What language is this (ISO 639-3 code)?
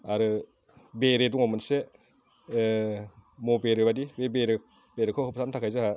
brx